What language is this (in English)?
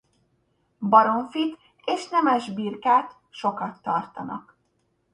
Hungarian